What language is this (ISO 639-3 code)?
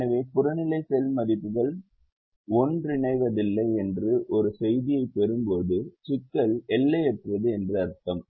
tam